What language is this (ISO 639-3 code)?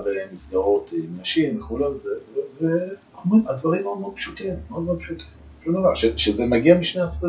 heb